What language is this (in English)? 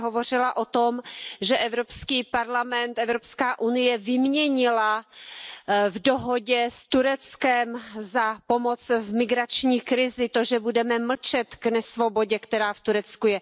Czech